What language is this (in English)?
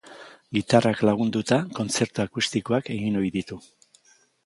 Basque